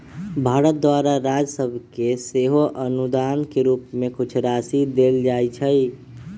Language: Magahi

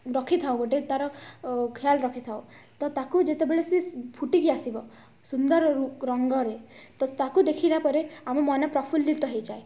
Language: Odia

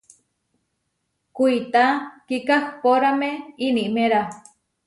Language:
Huarijio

